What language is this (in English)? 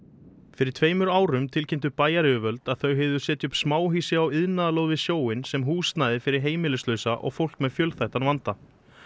Icelandic